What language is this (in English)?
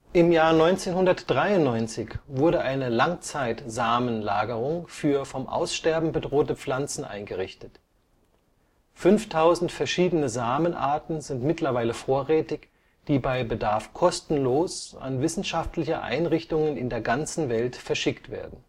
German